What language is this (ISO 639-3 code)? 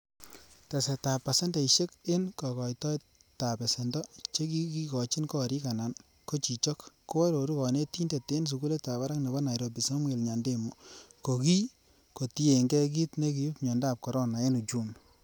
kln